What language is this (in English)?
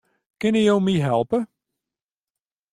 Western Frisian